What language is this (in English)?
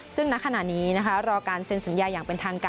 Thai